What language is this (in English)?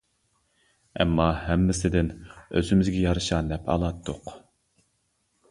Uyghur